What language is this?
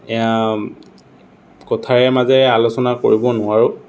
Assamese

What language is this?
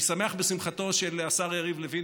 Hebrew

